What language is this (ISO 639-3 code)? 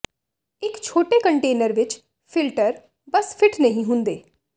pan